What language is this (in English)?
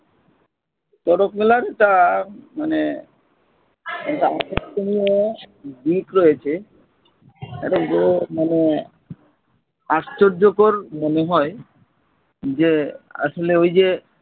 Bangla